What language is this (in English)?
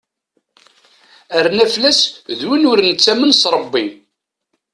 Kabyle